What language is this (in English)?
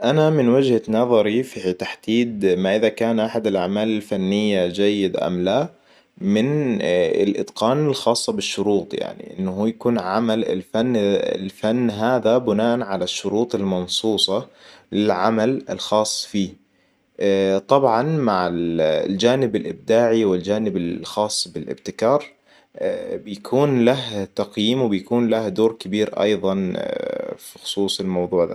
Hijazi Arabic